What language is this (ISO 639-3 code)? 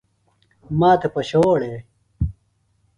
phl